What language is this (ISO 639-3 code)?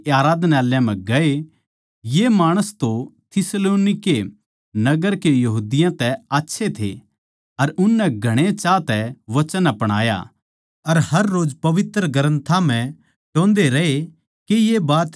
bgc